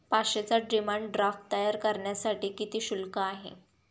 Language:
Marathi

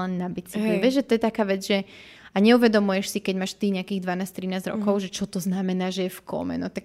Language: Slovak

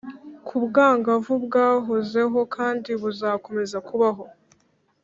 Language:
Kinyarwanda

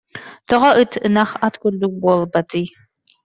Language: Yakut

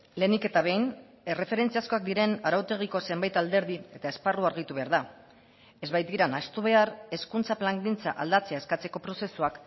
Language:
Basque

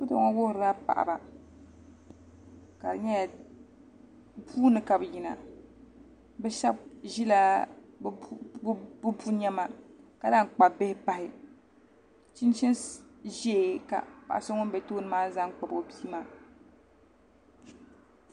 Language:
Dagbani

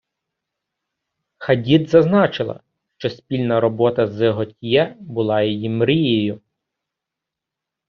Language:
Ukrainian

